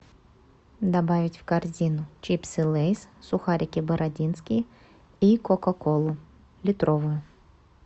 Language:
Russian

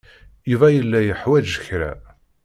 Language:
Kabyle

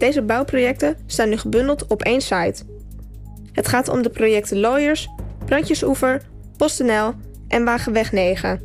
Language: Dutch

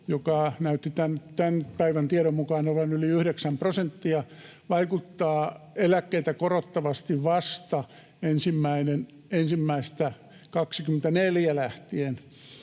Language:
Finnish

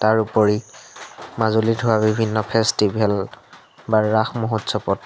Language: Assamese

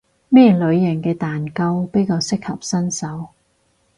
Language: Cantonese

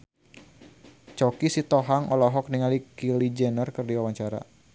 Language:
Sundanese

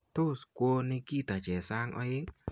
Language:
Kalenjin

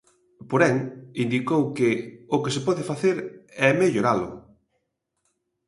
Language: Galician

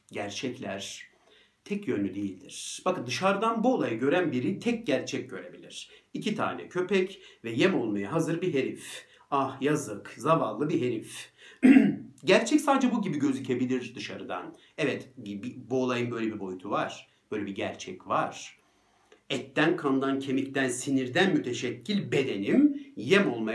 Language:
Turkish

